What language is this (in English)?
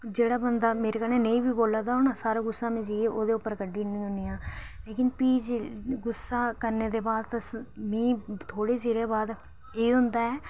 Dogri